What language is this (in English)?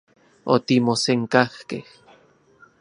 Central Puebla Nahuatl